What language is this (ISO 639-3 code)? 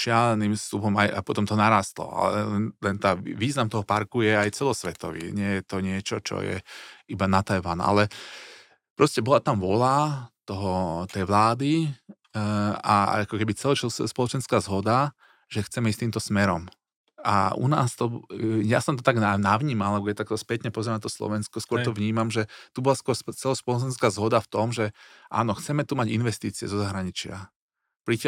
slk